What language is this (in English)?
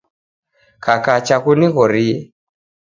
Taita